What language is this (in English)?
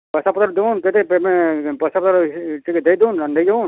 Odia